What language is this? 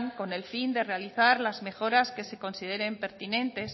Spanish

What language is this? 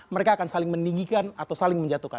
Indonesian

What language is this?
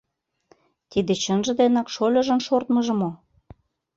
Mari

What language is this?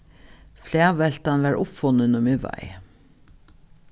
Faroese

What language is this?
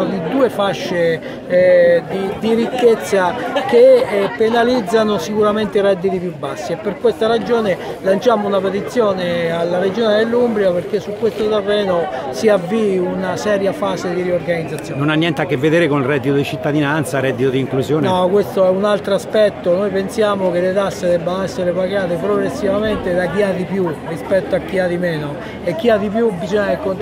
Italian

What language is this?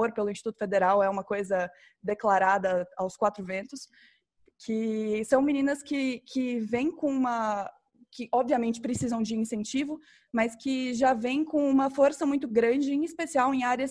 Portuguese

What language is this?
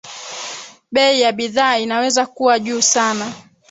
Swahili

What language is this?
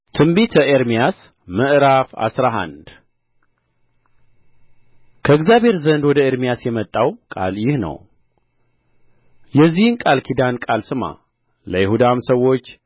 Amharic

